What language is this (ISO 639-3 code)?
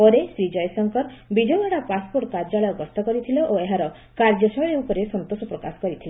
ori